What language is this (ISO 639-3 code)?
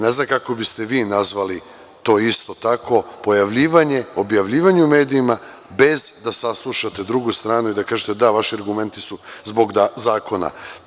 srp